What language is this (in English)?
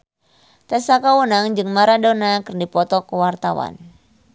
Sundanese